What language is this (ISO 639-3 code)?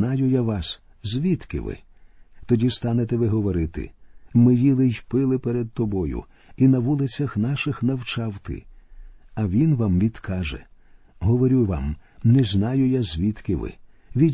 ukr